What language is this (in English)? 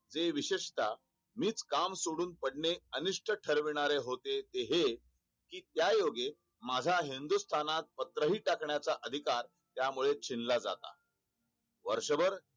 Marathi